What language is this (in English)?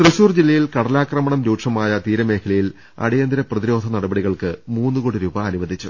Malayalam